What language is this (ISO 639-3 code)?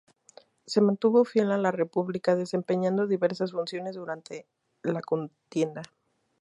spa